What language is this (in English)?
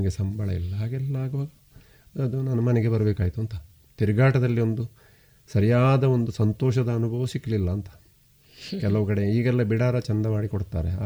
Kannada